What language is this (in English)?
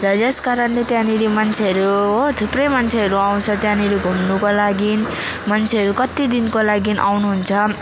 Nepali